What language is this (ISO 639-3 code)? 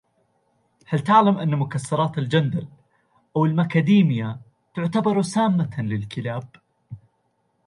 ara